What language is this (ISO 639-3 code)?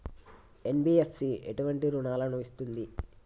tel